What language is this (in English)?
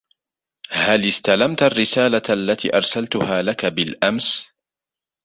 Arabic